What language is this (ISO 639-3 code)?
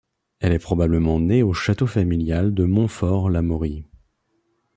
fra